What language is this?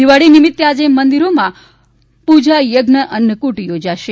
Gujarati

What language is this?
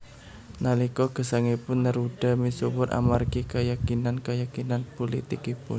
Javanese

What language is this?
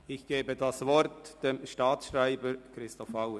Swiss German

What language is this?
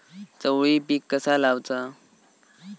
Marathi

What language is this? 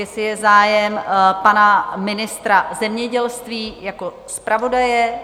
Czech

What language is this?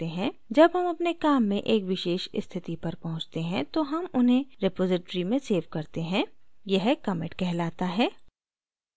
Hindi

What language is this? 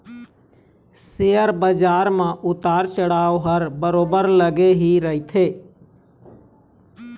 Chhattisgarhi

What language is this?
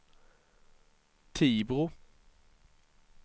Swedish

